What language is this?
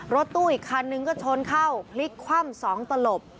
Thai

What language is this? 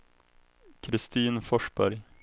Swedish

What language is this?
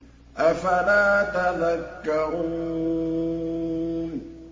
Arabic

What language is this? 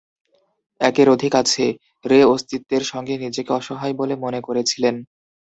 Bangla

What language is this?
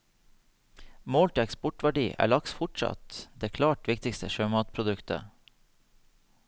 Norwegian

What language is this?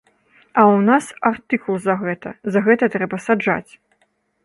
Belarusian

